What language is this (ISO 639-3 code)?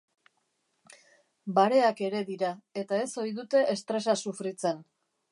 eus